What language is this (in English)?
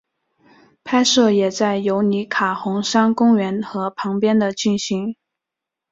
Chinese